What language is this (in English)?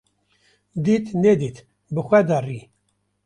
Kurdish